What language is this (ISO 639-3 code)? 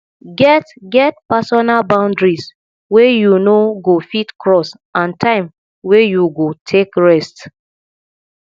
pcm